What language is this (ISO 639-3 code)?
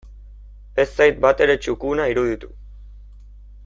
eus